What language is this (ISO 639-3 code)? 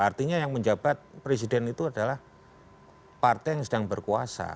ind